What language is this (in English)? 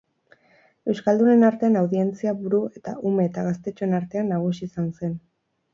Basque